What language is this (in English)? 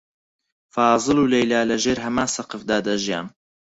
Central Kurdish